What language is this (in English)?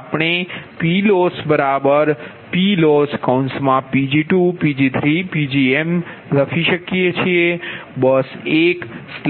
Gujarati